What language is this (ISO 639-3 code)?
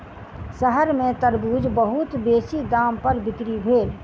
mai